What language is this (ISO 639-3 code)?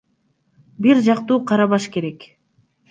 kir